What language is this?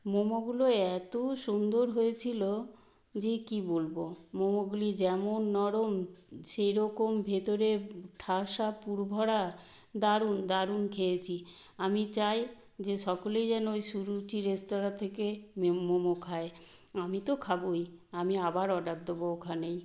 Bangla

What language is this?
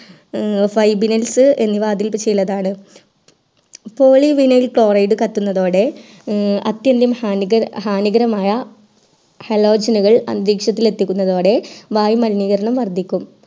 Malayalam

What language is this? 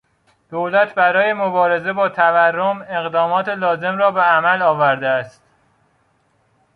Persian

